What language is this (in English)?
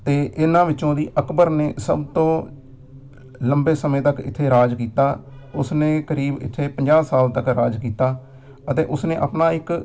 Punjabi